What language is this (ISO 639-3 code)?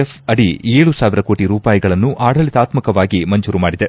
kan